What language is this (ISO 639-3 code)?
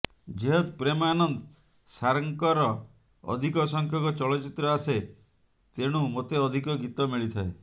ori